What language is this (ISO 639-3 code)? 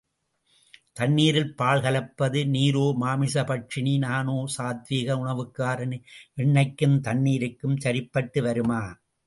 tam